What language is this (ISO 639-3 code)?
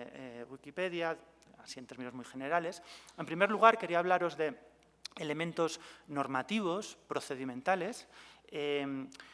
spa